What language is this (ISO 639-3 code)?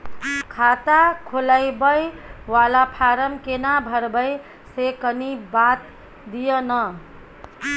mai